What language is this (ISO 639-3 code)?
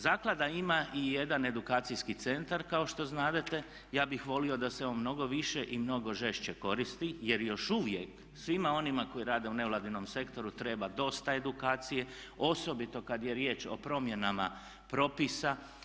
hrv